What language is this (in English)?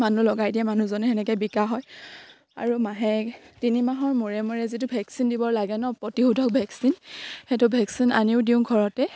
Assamese